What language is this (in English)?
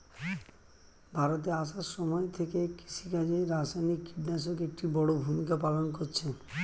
Bangla